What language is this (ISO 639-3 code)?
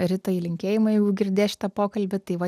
lit